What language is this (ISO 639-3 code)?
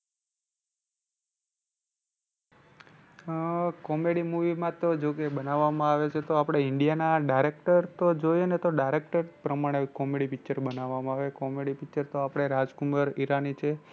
guj